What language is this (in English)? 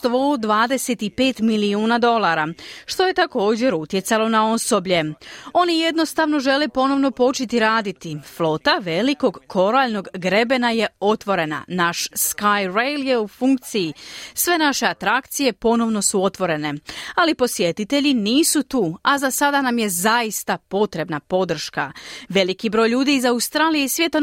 Croatian